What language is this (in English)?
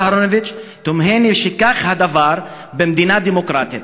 Hebrew